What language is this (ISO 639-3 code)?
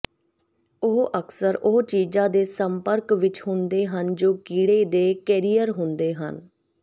pan